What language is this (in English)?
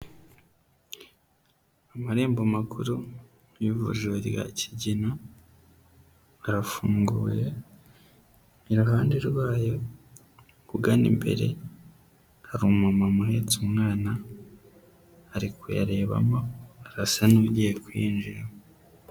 Kinyarwanda